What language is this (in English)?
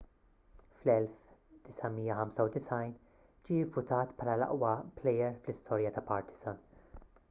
Maltese